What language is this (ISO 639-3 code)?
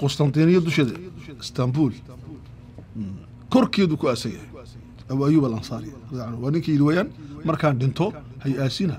ara